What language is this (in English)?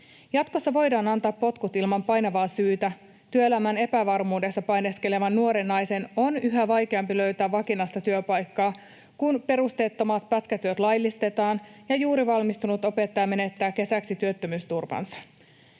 Finnish